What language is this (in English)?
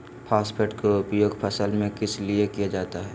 Magahi